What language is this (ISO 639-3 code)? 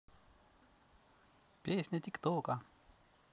rus